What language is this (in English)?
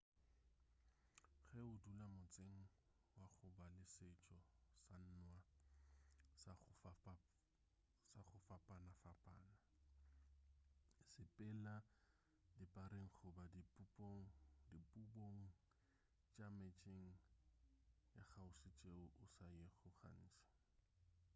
Northern Sotho